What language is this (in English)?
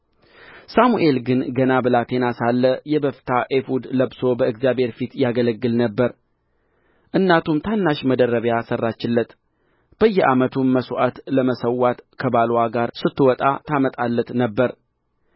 Amharic